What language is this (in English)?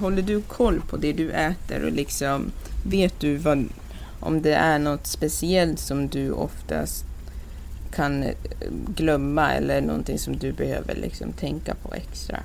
Swedish